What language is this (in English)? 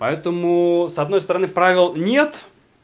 Russian